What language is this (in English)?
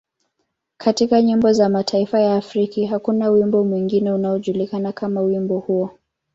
Swahili